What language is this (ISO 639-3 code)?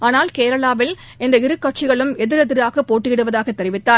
tam